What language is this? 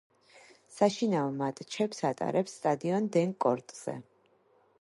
Georgian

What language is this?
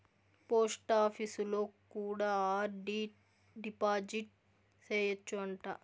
Telugu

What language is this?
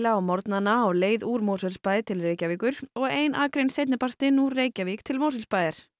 Icelandic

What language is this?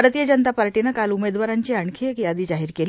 Marathi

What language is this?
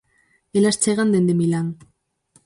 Galician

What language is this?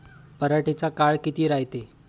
Marathi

